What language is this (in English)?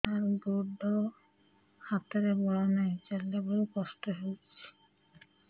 Odia